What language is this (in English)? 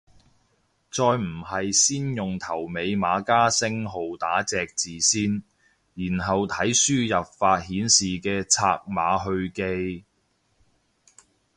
Cantonese